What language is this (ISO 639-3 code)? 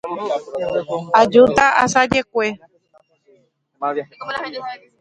grn